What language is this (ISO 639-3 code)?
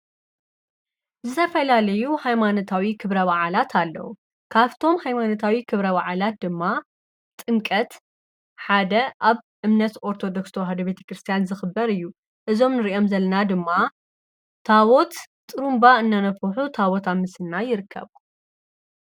tir